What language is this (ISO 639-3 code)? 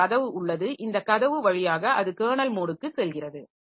tam